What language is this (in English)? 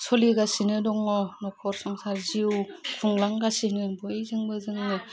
Bodo